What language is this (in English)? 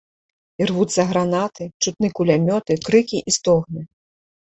Belarusian